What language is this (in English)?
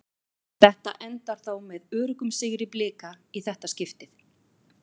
Icelandic